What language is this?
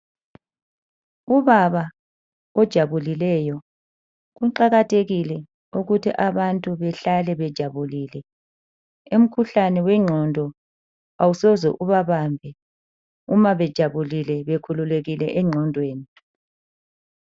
North Ndebele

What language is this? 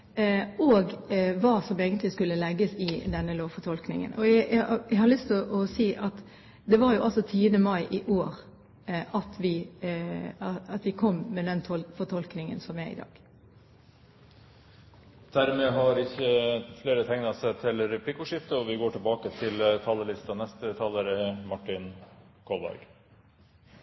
Norwegian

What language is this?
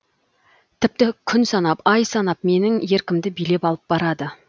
Kazakh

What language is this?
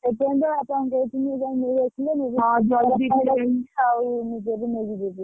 Odia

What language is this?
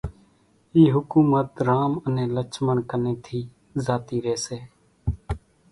Kachi Koli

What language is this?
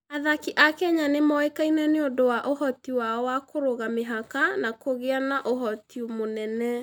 Kikuyu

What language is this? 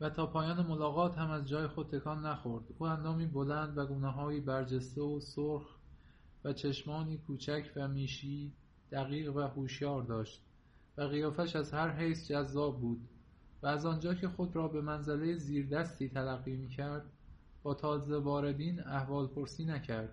Persian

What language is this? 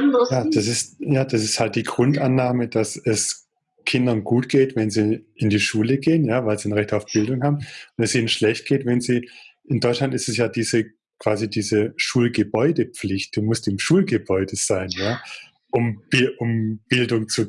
German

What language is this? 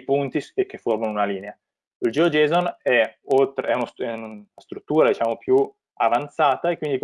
Italian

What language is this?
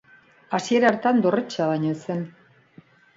Basque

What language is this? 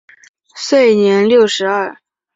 Chinese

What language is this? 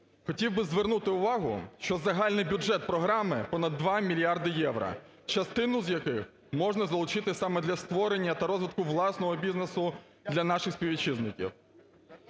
Ukrainian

